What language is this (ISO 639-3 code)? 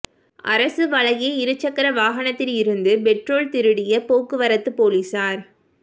tam